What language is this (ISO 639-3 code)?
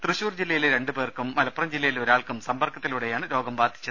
mal